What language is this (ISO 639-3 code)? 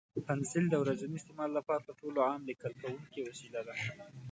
pus